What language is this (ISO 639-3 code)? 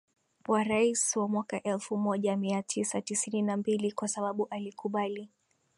swa